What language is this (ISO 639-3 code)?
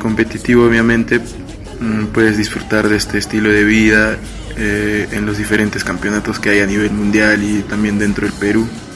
spa